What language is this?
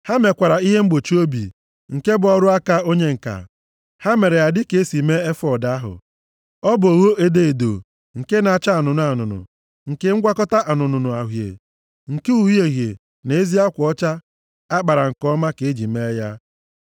Igbo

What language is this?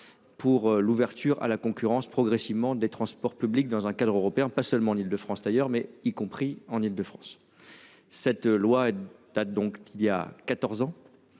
French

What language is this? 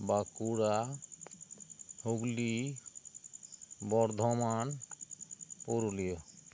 Santali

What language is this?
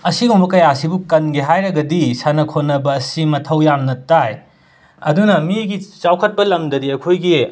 Manipuri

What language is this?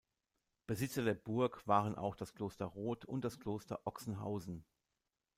German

